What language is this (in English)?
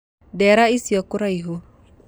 Kikuyu